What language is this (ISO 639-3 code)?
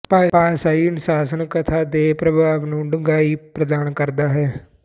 pan